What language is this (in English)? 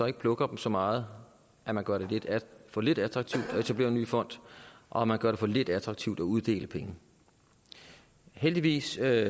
Danish